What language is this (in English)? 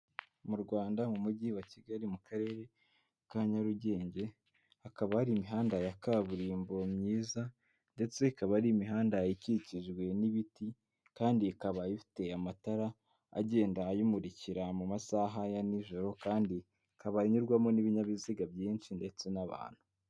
Kinyarwanda